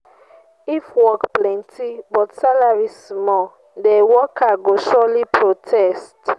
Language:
Nigerian Pidgin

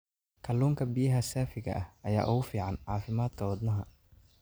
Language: Somali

